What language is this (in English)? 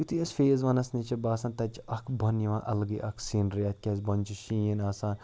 Kashmiri